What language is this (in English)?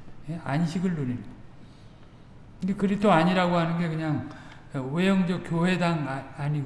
Korean